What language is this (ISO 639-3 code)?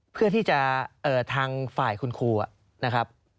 tha